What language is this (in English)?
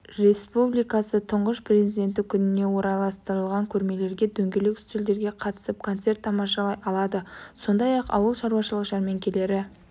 Kazakh